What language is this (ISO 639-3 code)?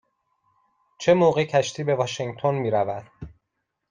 fas